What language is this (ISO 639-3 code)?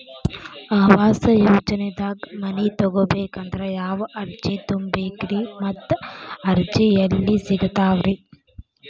kan